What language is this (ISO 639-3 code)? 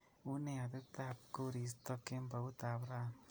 kln